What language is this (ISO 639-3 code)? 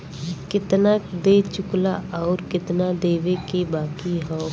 bho